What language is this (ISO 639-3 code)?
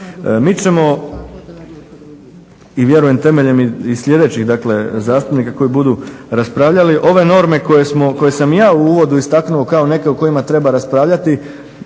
hrv